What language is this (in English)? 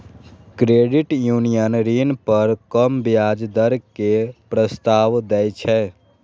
Maithili